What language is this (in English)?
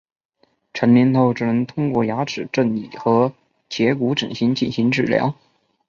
Chinese